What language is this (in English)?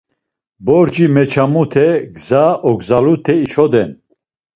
Laz